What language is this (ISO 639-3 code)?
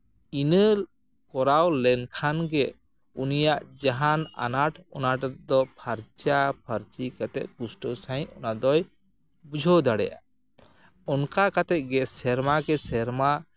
sat